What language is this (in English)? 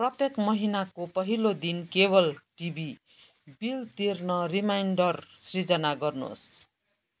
Nepali